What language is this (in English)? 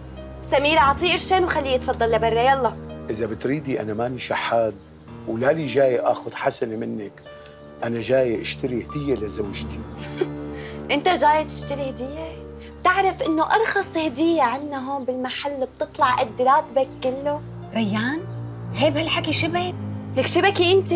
Arabic